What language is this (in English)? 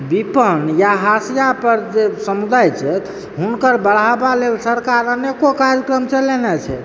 Maithili